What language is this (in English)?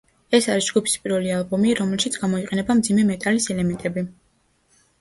Georgian